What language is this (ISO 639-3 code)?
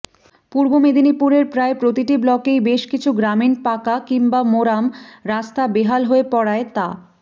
ben